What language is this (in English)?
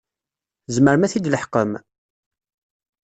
Kabyle